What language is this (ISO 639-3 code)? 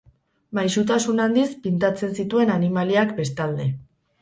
eus